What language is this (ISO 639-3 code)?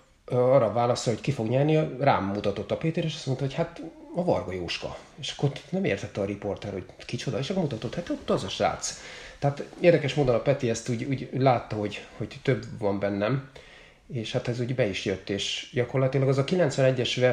hun